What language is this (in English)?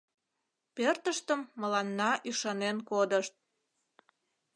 Mari